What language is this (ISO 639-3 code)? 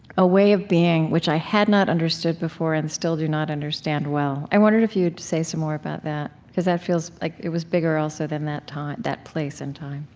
eng